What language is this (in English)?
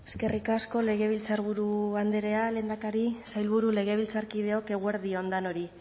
Basque